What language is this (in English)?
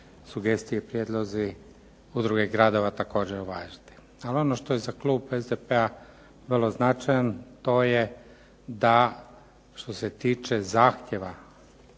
Croatian